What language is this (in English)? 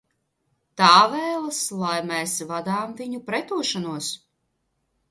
Latvian